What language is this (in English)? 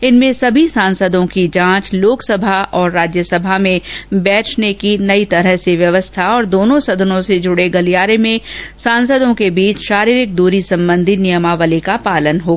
Hindi